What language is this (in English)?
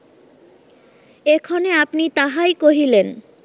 Bangla